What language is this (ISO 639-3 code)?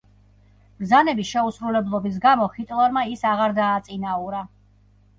kat